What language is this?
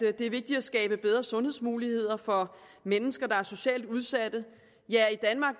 Danish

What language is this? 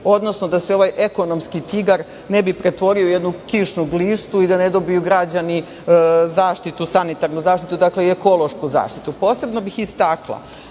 Serbian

